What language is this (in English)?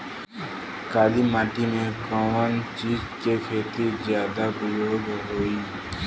Bhojpuri